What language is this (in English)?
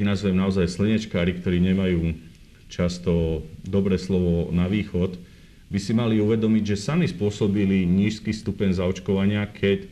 Slovak